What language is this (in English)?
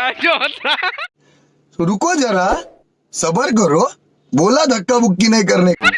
Hindi